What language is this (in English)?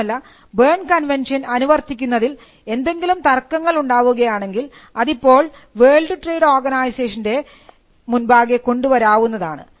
Malayalam